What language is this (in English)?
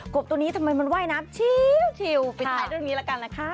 Thai